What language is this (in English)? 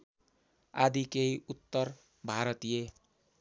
Nepali